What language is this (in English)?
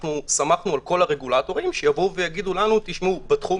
Hebrew